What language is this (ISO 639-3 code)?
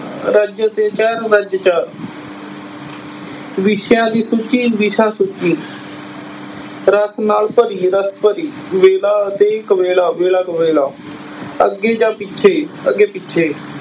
pan